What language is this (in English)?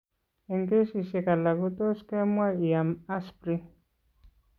Kalenjin